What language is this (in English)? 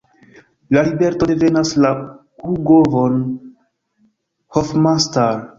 Esperanto